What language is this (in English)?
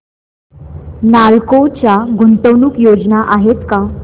Marathi